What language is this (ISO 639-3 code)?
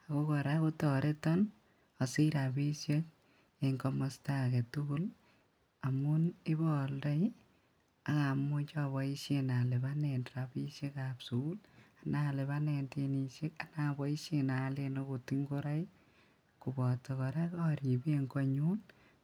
kln